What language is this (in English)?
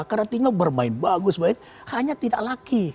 Indonesian